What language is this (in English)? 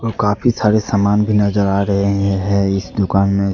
Hindi